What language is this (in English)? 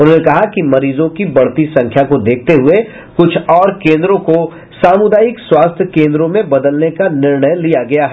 Hindi